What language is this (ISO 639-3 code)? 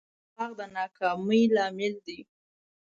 pus